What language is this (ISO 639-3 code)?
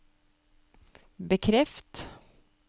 nor